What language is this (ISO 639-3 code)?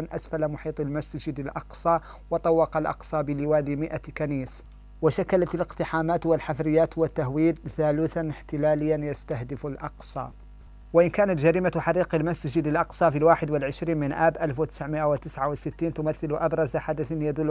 ara